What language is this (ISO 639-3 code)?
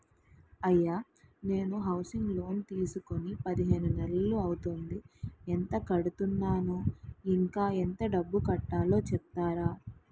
tel